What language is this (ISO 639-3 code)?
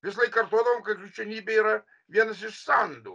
lit